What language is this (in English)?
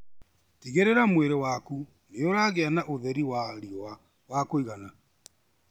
Kikuyu